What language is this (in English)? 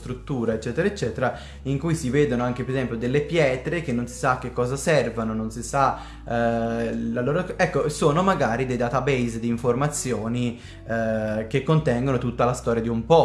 Italian